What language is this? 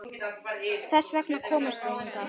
Icelandic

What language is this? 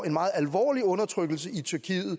Danish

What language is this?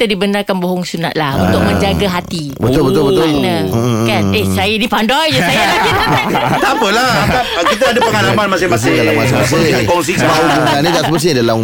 Malay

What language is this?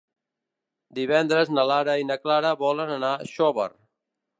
Catalan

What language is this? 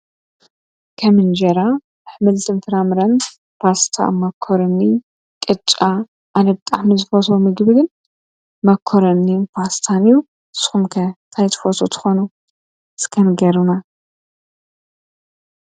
Tigrinya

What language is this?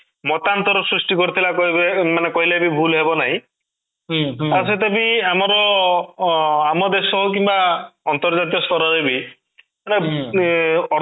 Odia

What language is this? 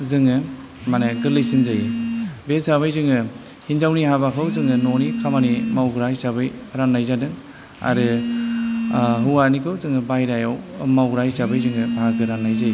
Bodo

